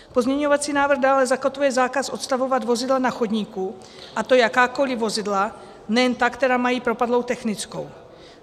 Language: Czech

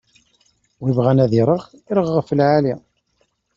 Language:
Kabyle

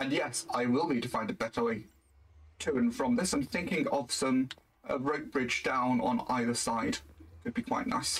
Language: English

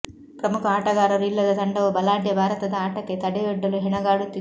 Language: Kannada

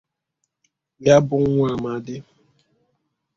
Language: Igbo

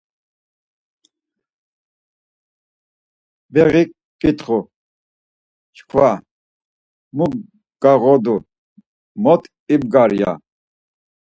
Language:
Laz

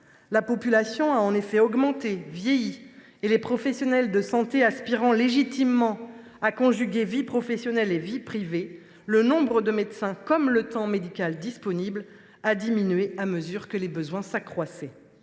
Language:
French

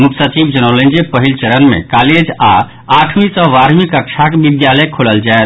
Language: Maithili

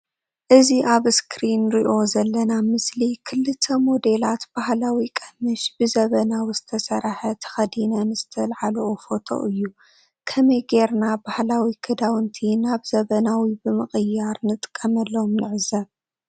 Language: Tigrinya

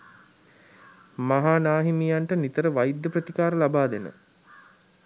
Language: Sinhala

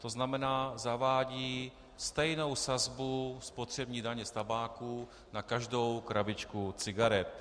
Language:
Czech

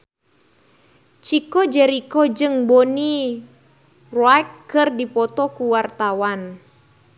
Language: Sundanese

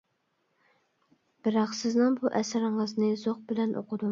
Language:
Uyghur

